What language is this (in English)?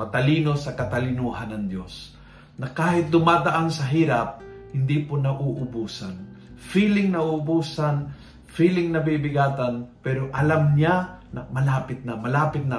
Filipino